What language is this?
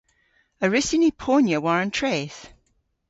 Cornish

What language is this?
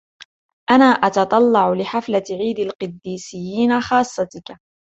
Arabic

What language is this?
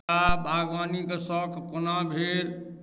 Maithili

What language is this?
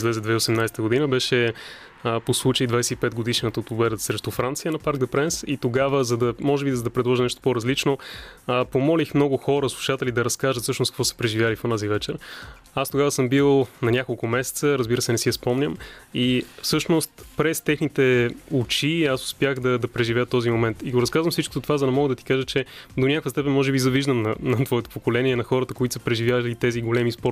Bulgarian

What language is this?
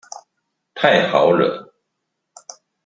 Chinese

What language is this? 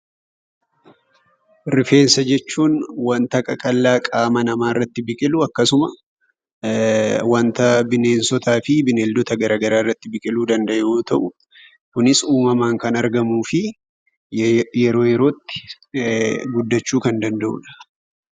Oromo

